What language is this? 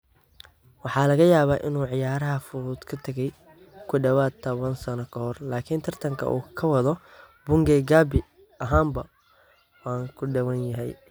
Somali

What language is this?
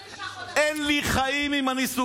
Hebrew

